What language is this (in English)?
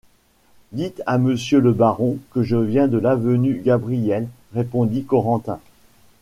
French